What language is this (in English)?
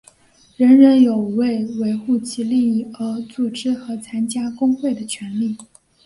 Chinese